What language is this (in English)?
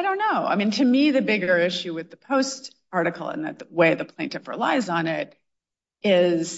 English